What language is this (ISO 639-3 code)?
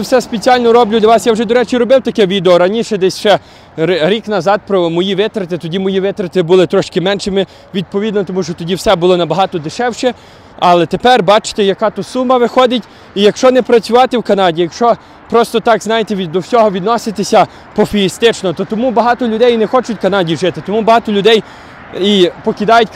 ukr